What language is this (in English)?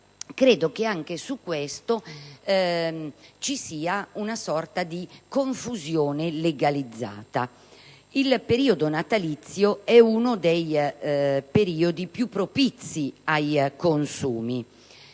Italian